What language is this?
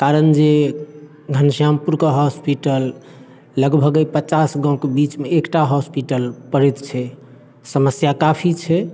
Maithili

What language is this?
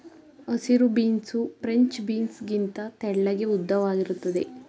Kannada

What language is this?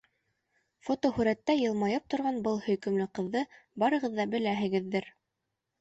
Bashkir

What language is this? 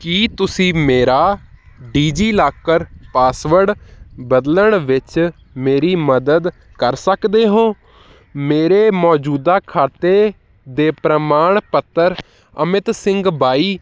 Punjabi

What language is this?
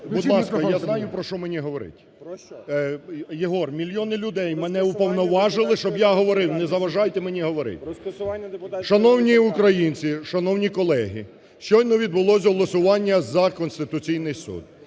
Ukrainian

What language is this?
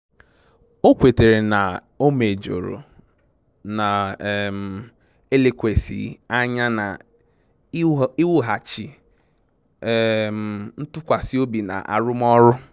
Igbo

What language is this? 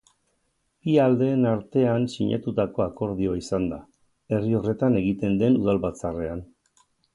Basque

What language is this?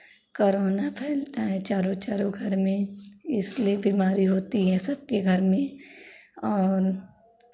Hindi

